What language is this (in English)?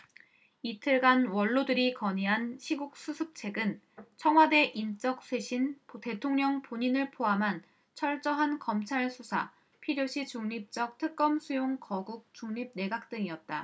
Korean